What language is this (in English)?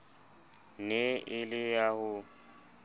Southern Sotho